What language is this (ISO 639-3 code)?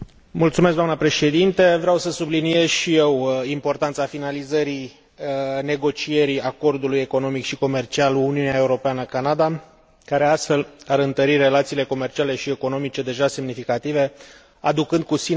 ron